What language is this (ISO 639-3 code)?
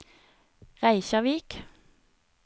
nor